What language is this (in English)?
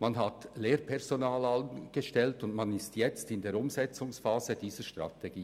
Swiss German